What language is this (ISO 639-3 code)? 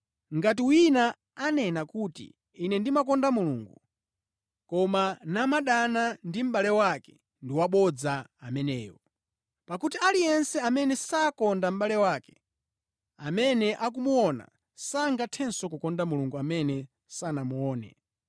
nya